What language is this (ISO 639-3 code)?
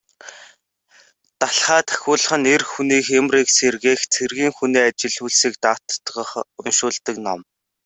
mon